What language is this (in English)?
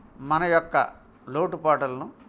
Telugu